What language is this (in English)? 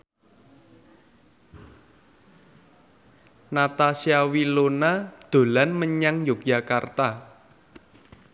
Javanese